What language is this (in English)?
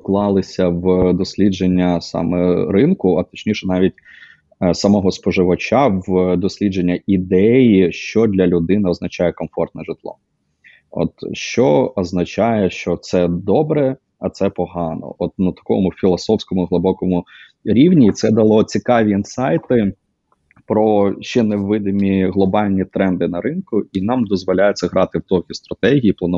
Ukrainian